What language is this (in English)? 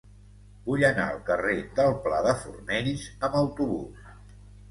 Catalan